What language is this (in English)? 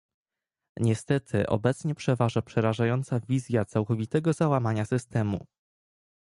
Polish